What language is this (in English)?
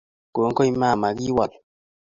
Kalenjin